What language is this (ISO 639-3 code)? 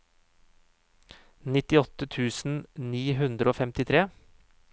nor